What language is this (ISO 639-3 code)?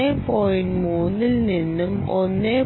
mal